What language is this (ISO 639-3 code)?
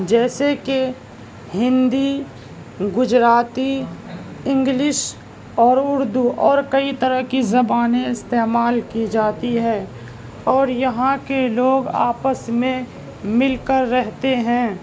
urd